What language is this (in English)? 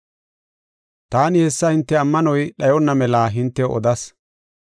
Gofa